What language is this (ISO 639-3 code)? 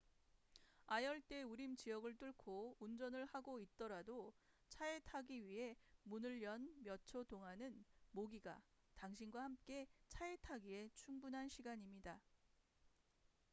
kor